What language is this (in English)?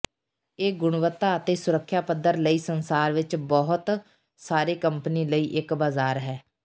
Punjabi